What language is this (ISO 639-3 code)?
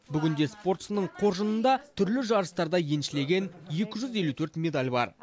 kaz